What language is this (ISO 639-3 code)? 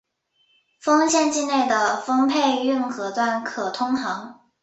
zho